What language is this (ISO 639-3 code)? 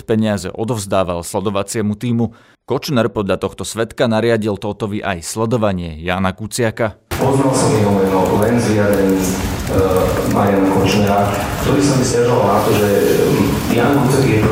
slk